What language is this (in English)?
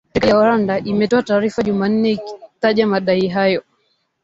Swahili